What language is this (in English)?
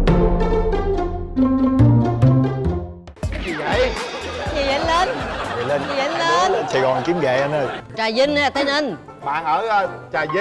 Vietnamese